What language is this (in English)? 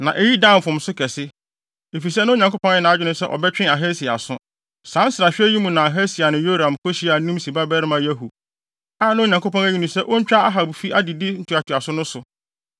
Akan